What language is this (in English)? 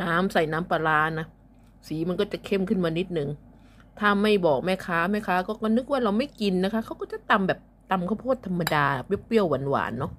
Thai